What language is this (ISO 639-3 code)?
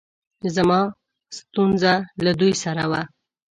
pus